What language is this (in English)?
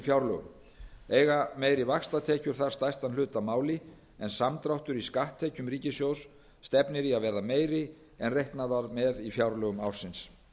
Icelandic